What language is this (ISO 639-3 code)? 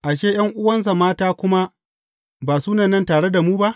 hau